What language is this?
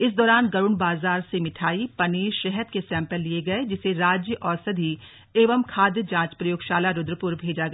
Hindi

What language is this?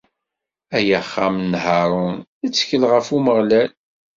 Kabyle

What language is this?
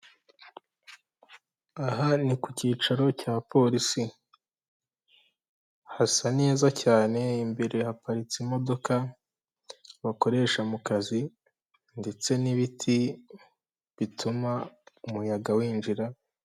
Kinyarwanda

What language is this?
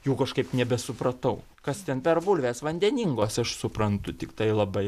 Lithuanian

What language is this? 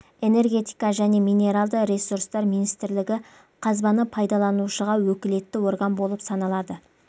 Kazakh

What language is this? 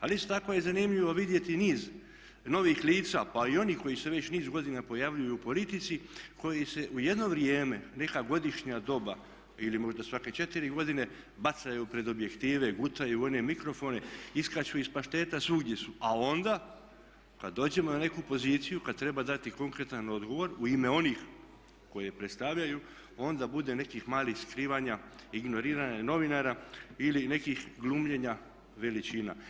Croatian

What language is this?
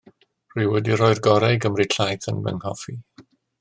Welsh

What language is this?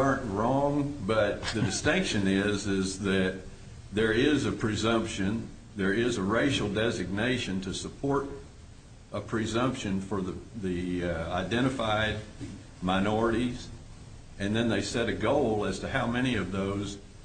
English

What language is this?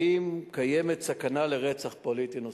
Hebrew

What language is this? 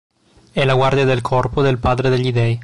Italian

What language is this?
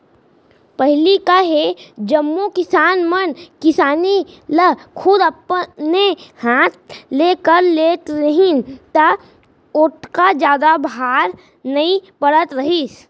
Chhattisgarhi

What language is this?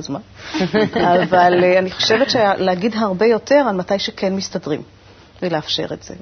Hebrew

